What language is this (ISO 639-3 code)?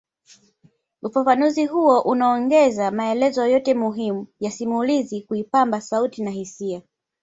swa